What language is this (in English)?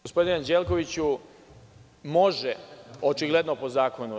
Serbian